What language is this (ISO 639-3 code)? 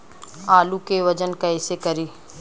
bho